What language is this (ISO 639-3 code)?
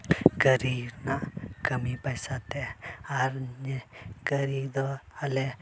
sat